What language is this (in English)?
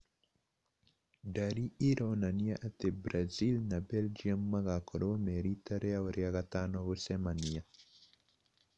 Kikuyu